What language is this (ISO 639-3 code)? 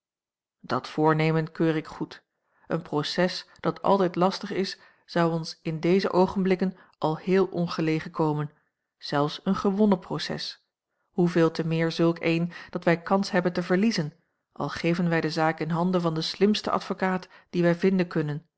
nld